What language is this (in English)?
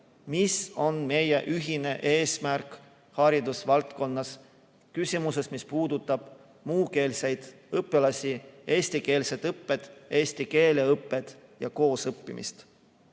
Estonian